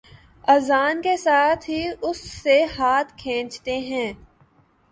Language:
Urdu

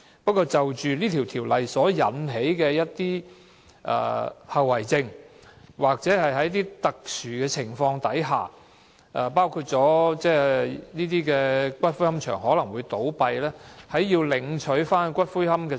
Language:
Cantonese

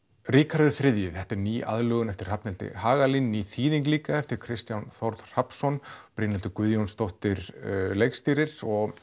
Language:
Icelandic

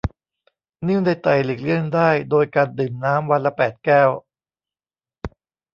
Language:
Thai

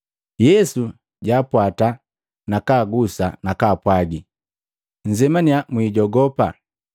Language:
Matengo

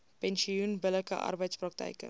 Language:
Afrikaans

